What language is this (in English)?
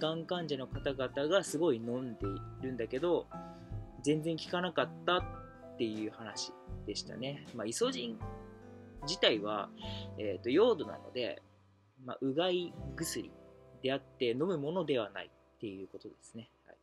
Japanese